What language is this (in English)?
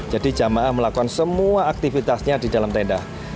Indonesian